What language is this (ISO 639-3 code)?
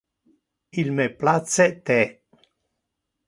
ina